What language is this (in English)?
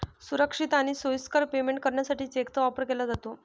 Marathi